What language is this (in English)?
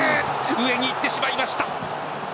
Japanese